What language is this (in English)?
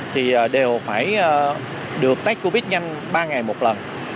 Vietnamese